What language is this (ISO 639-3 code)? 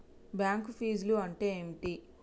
tel